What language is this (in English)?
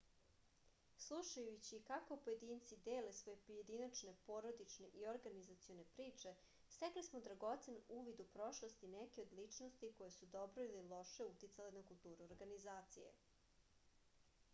Serbian